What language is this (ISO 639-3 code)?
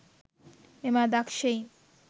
sin